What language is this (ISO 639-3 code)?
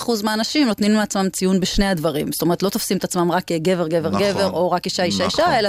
heb